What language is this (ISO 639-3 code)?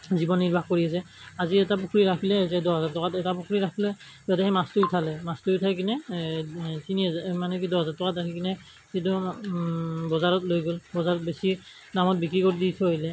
asm